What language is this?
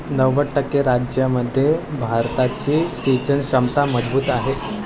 Marathi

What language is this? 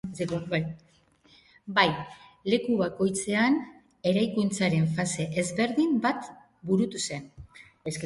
Basque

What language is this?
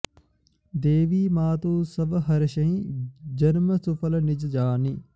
Sanskrit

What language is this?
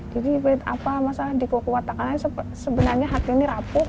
Indonesian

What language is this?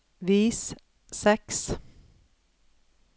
Norwegian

